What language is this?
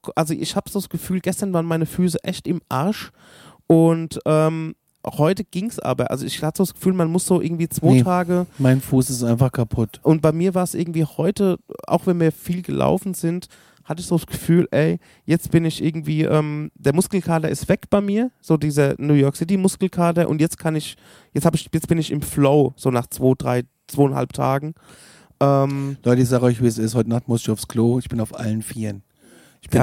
German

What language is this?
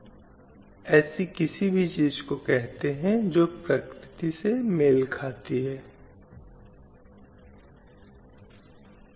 Hindi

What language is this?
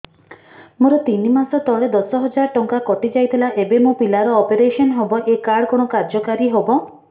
Odia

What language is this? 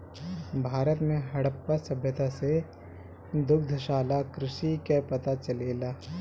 Bhojpuri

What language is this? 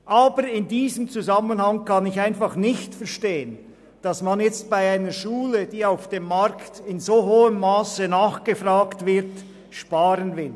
Swiss German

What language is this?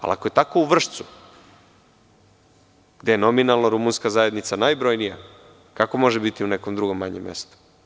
Serbian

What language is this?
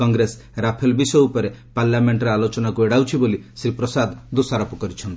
Odia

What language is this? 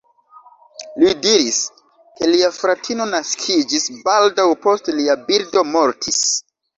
Esperanto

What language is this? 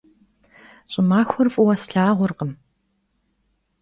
Kabardian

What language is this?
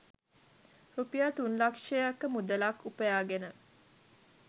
Sinhala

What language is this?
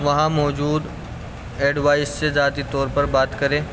Urdu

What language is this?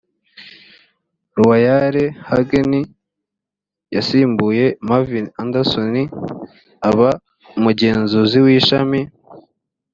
Kinyarwanda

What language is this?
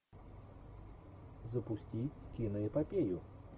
Russian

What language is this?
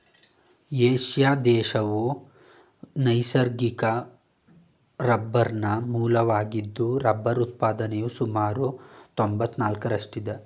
Kannada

